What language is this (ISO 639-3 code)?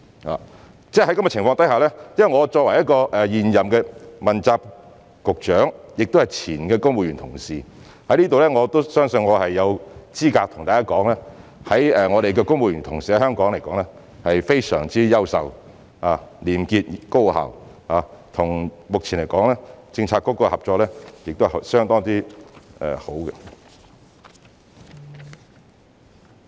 yue